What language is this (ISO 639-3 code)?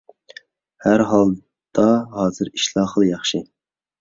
uig